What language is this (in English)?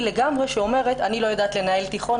Hebrew